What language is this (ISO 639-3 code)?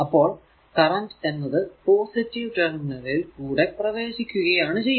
mal